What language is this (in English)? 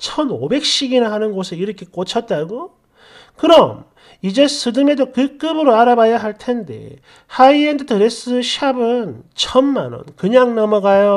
Korean